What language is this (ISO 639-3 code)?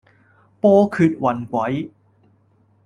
yue